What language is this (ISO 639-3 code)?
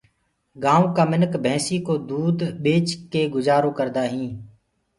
ggg